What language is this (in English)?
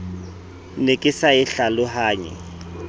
Southern Sotho